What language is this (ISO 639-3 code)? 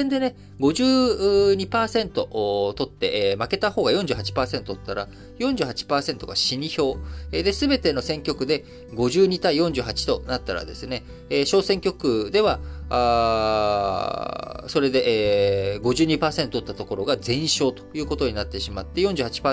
jpn